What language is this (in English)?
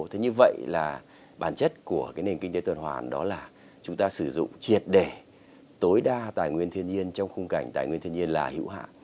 Vietnamese